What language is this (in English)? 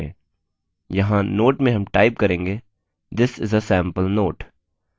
Hindi